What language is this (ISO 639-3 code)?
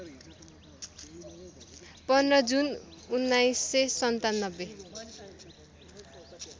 nep